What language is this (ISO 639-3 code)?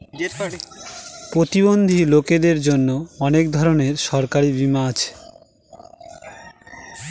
ben